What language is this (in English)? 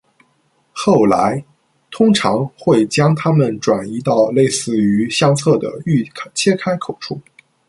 Chinese